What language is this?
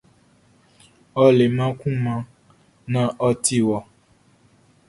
Baoulé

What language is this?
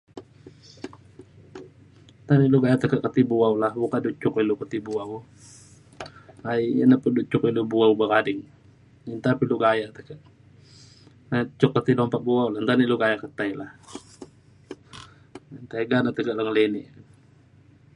Mainstream Kenyah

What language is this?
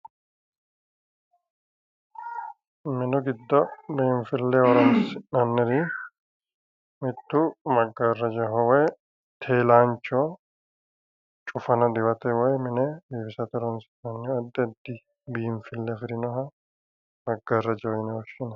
Sidamo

